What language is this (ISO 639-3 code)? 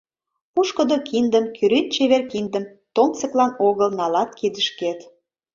chm